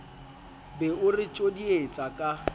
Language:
Southern Sotho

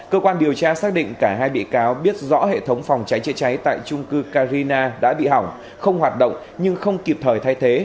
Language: Vietnamese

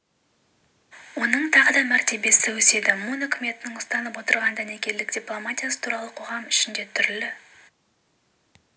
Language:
Kazakh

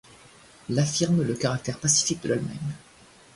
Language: French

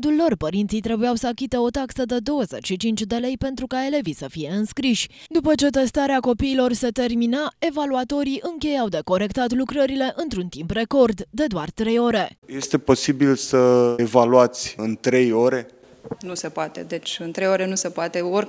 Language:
Romanian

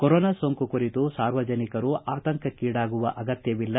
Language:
Kannada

